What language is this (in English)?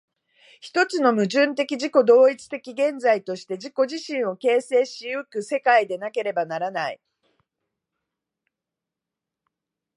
Japanese